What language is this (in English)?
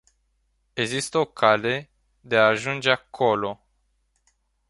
Romanian